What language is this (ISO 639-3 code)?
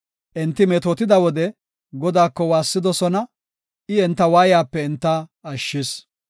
gof